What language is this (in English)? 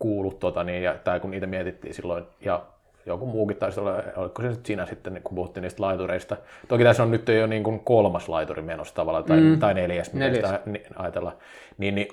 Finnish